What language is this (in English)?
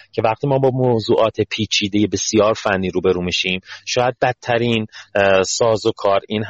Persian